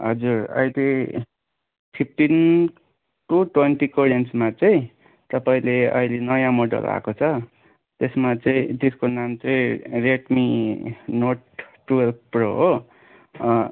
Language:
Nepali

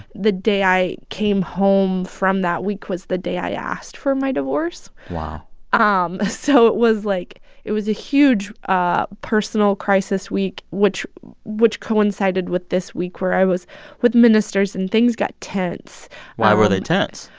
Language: English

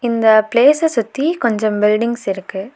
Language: Tamil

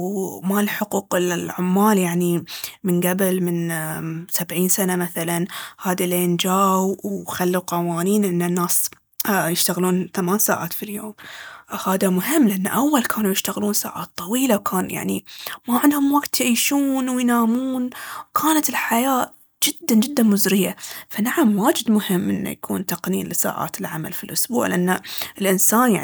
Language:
Baharna Arabic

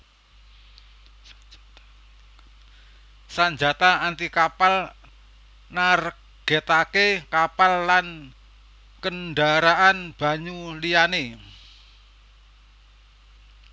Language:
Javanese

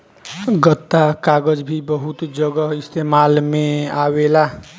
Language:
Bhojpuri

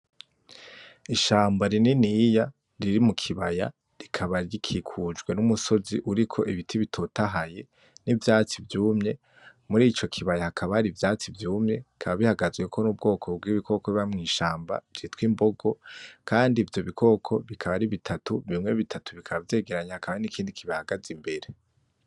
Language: Rundi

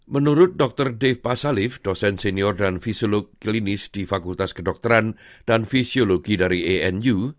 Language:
Indonesian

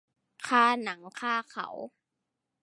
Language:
Thai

